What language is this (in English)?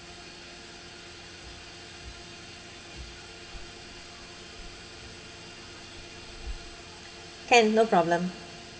English